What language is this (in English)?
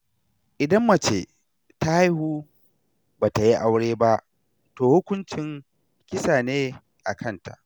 Hausa